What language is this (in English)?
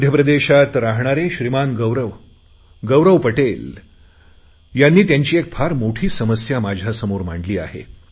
Marathi